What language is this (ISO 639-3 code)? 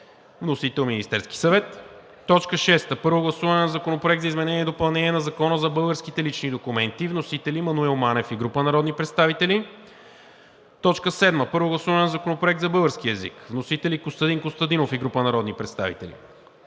bul